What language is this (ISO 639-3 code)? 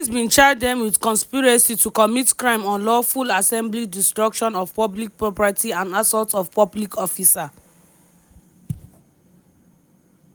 pcm